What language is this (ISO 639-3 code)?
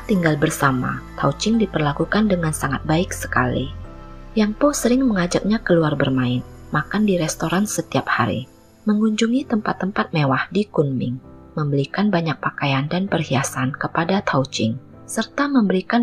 ind